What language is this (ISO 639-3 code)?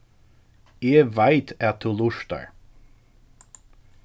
fao